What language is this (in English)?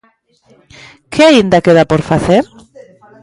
Galician